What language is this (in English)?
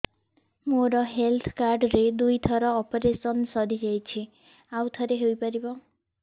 Odia